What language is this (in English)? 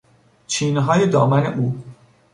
Persian